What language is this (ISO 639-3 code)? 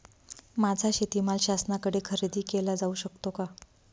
mar